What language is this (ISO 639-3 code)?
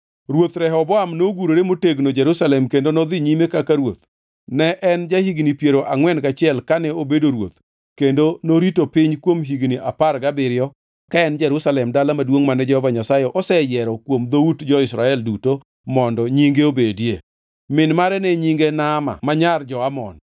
luo